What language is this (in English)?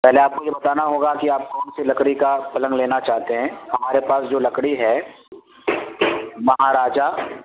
Urdu